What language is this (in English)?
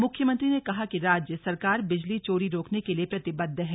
Hindi